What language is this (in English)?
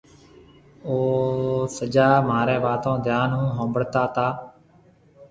Marwari (Pakistan)